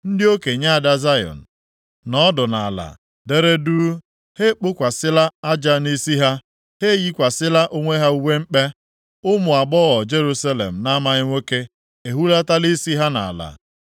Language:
Igbo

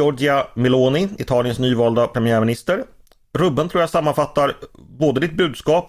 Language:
Swedish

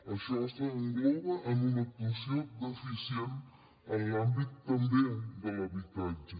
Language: Catalan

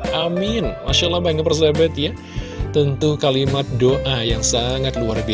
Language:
Indonesian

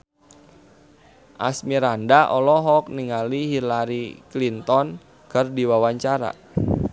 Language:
Sundanese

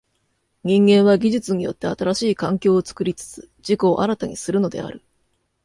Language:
Japanese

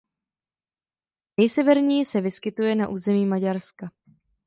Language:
Czech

